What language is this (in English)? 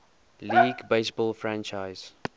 English